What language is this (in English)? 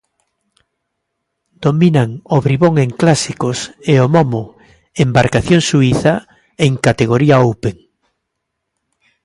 Galician